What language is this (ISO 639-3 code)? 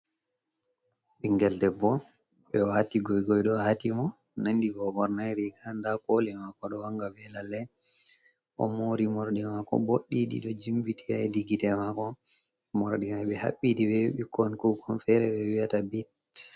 ful